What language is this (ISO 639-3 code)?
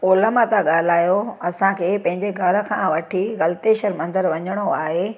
snd